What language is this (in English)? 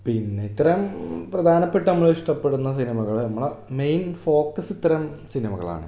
Malayalam